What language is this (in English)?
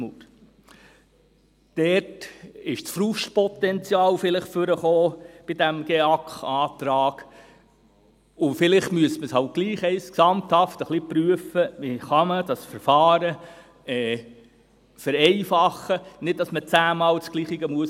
Swiss German